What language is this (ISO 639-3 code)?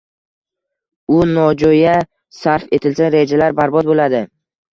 uzb